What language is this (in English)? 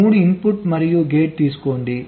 Telugu